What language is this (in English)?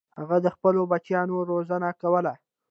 Pashto